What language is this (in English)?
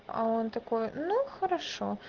Russian